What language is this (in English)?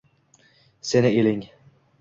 Uzbek